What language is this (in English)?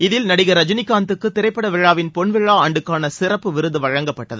Tamil